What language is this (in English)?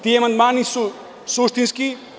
Serbian